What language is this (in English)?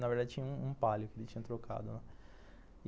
Portuguese